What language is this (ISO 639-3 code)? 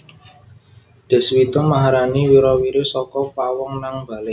jav